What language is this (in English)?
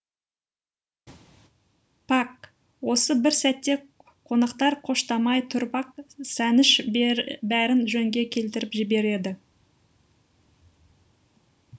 Kazakh